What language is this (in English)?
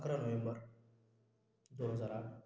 Marathi